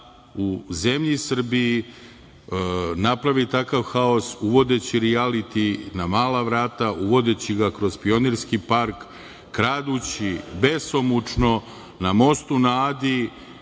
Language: Serbian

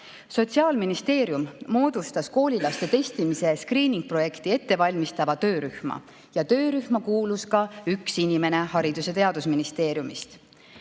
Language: Estonian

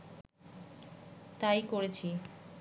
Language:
Bangla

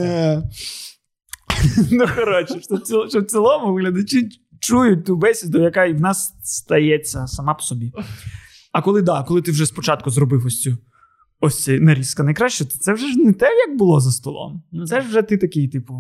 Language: Ukrainian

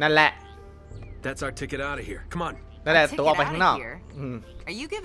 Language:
Thai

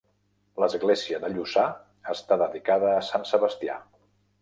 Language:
Catalan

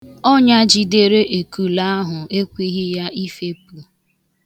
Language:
Igbo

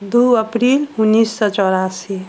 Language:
Maithili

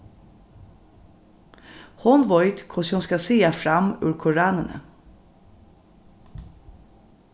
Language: Faroese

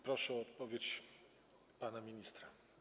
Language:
Polish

